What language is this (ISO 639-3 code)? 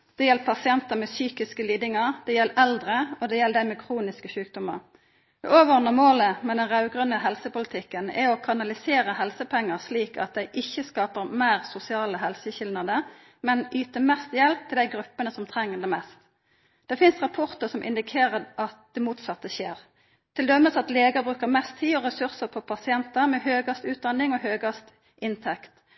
nno